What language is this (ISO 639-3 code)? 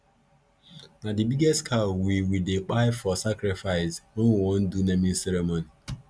pcm